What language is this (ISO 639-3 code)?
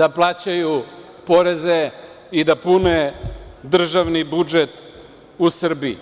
srp